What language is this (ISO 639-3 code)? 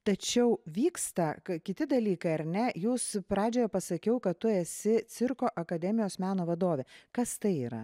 lit